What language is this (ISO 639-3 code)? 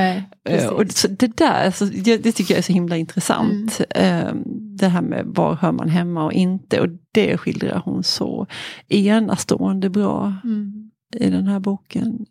swe